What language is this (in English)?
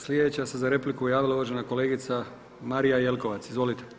Croatian